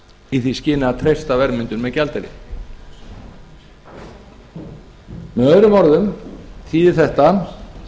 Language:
Icelandic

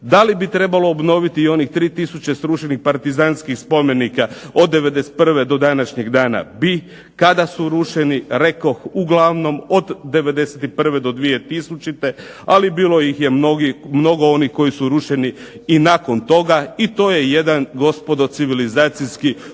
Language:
Croatian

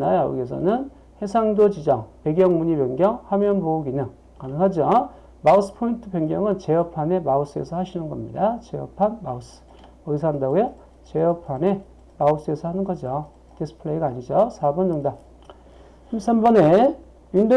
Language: Korean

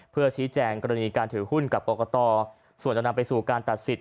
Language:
Thai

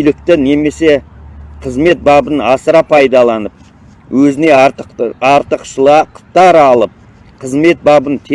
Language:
Turkish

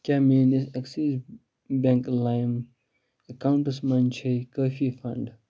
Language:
Kashmiri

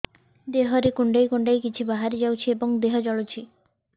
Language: Odia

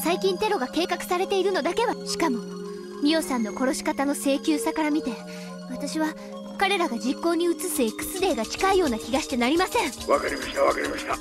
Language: Japanese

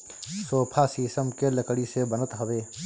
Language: Bhojpuri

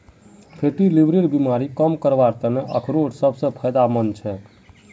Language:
Magahi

